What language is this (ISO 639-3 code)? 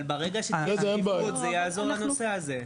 heb